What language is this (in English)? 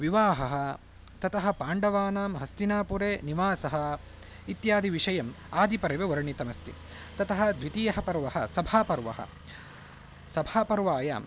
Sanskrit